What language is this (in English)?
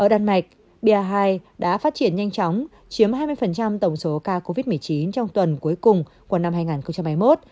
Vietnamese